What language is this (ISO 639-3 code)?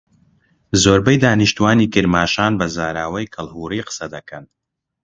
ckb